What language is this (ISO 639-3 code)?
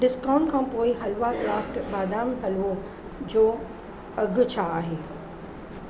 snd